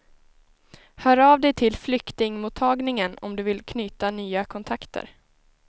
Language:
Swedish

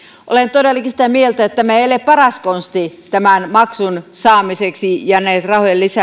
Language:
Finnish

